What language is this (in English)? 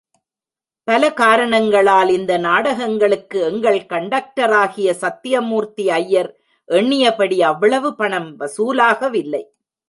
Tamil